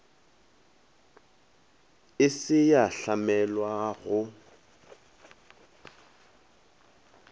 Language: Northern Sotho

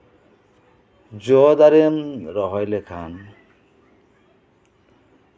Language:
Santali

